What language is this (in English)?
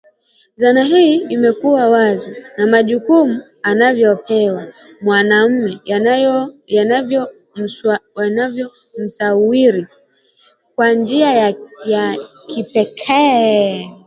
Swahili